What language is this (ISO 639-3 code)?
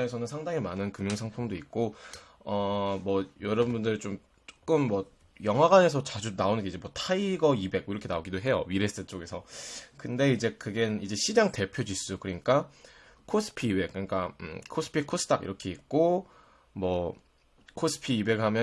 kor